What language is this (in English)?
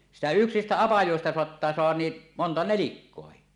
Finnish